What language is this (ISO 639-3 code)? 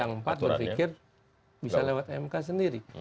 ind